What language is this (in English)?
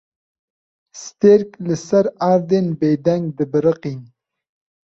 Kurdish